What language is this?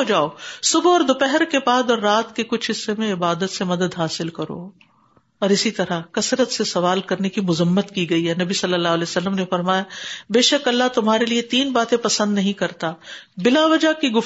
Urdu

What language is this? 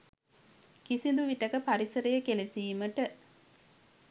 Sinhala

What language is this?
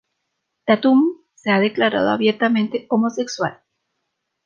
Spanish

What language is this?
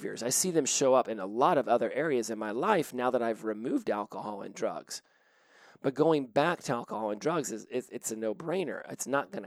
English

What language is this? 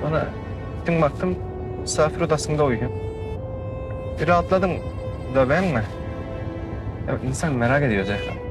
Turkish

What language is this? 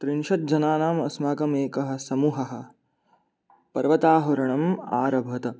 Sanskrit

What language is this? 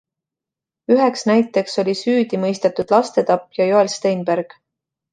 Estonian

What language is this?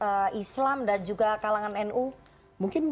Indonesian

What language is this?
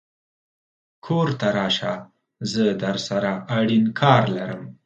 Pashto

